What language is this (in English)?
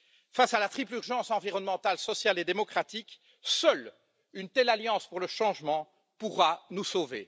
French